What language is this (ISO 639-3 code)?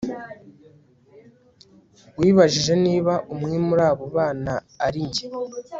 kin